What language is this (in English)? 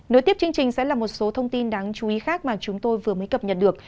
Vietnamese